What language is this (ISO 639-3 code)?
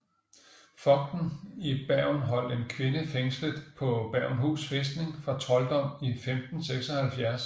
dan